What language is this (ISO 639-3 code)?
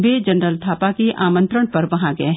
hin